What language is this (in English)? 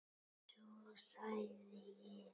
Icelandic